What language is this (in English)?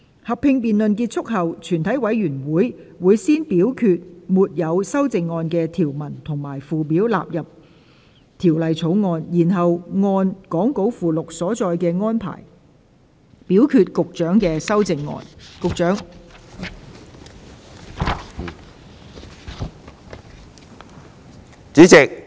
Cantonese